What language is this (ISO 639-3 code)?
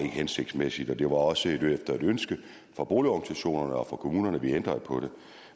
dan